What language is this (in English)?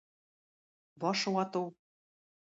Tatar